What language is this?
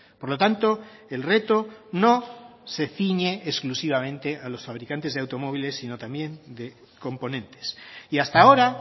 Spanish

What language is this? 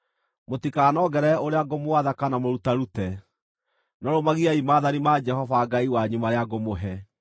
Kikuyu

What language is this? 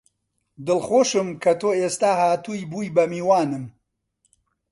Central Kurdish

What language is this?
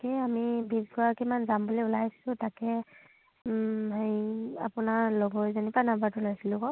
Assamese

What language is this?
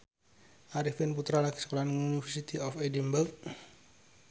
Javanese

